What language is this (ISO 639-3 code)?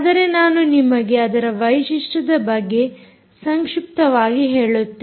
kan